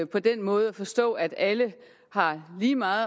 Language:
Danish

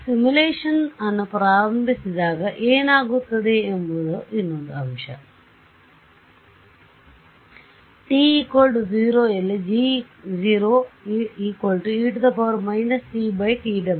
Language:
Kannada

